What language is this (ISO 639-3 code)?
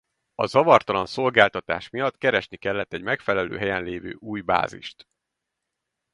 hun